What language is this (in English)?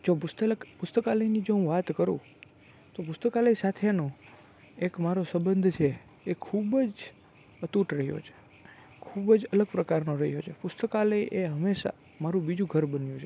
Gujarati